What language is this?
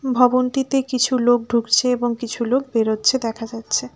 Bangla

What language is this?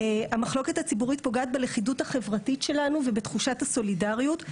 Hebrew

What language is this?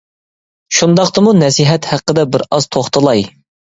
Uyghur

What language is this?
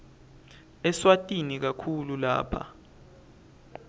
Swati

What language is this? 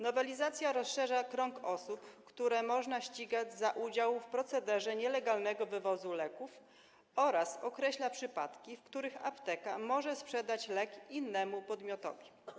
Polish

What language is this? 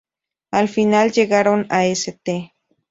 Spanish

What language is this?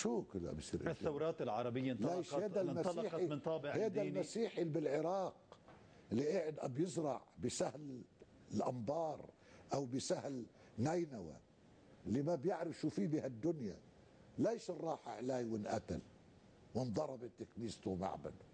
Arabic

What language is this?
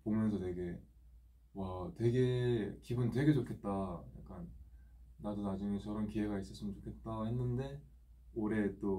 Korean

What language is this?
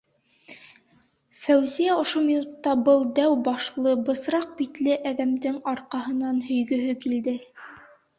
Bashkir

